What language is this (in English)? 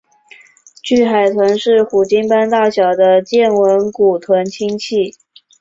Chinese